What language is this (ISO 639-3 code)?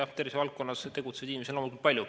est